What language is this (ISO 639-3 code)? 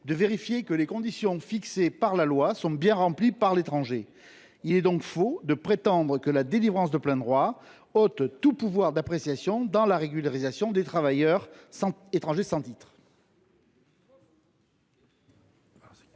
fra